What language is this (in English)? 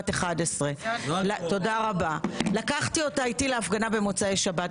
Hebrew